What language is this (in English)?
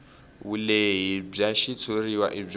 Tsonga